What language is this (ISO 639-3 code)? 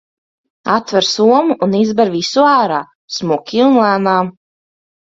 lav